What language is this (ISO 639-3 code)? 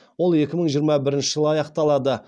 kaz